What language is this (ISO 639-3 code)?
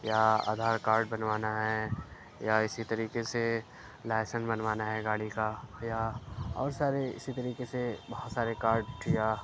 urd